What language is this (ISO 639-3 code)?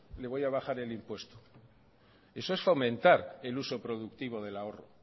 spa